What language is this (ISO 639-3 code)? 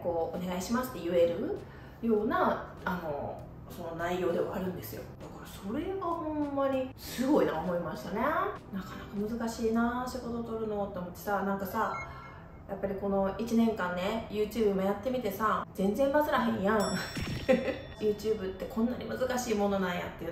jpn